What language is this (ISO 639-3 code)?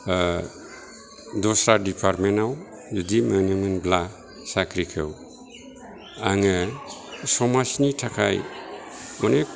brx